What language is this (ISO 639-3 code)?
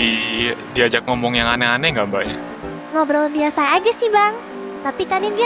ind